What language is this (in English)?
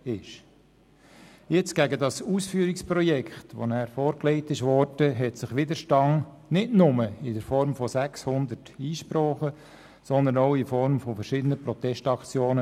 Swiss German